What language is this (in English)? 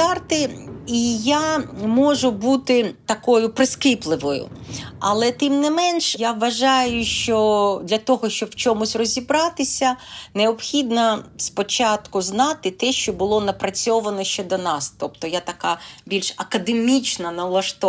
Ukrainian